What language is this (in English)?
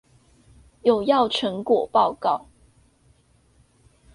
Chinese